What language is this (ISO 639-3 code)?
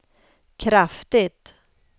swe